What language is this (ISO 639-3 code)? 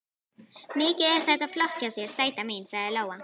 isl